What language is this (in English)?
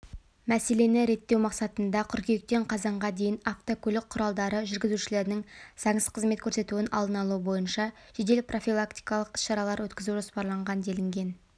Kazakh